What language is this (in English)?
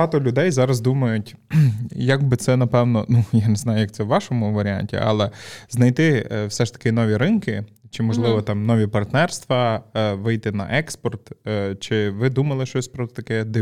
Ukrainian